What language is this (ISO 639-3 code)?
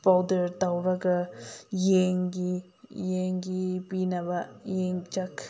mni